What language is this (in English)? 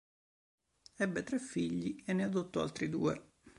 Italian